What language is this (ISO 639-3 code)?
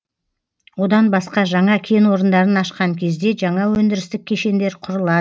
kaz